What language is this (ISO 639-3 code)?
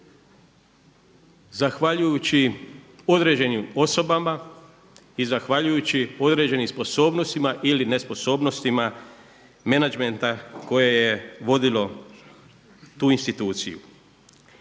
hrv